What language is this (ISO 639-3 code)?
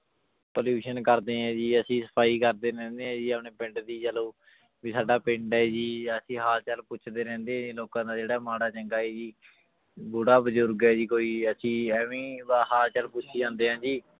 pan